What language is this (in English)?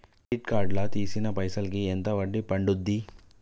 Telugu